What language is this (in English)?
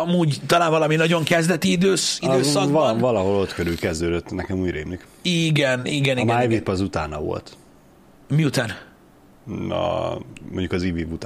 Hungarian